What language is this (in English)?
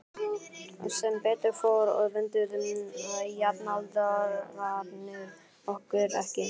Icelandic